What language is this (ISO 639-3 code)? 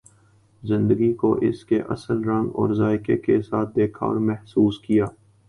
urd